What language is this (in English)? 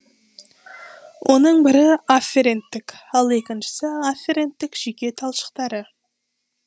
Kazakh